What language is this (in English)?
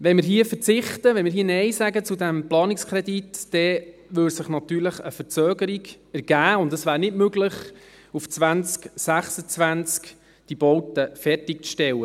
Swiss German